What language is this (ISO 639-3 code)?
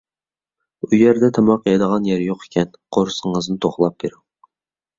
uig